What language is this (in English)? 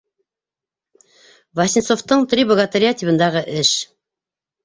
Bashkir